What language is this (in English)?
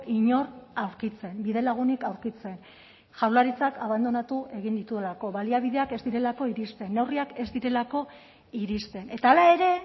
Basque